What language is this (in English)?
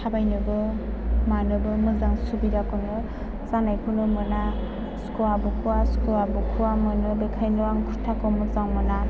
Bodo